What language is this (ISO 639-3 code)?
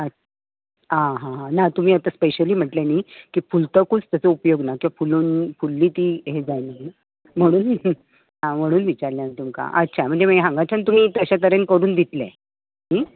kok